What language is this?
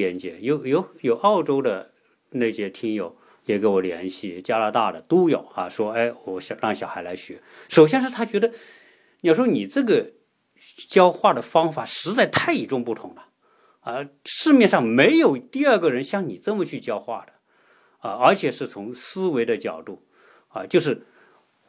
Chinese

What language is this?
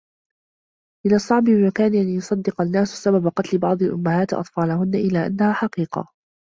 Arabic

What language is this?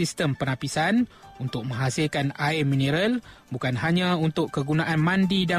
Malay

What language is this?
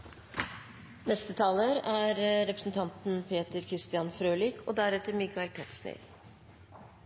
Norwegian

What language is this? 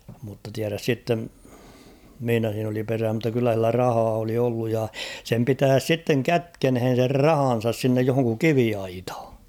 Finnish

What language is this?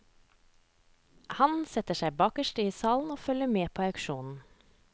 Norwegian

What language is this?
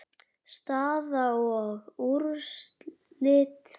Icelandic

